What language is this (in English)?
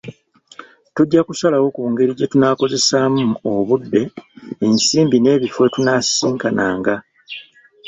Ganda